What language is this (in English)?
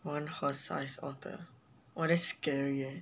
English